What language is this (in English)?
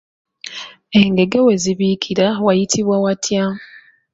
Ganda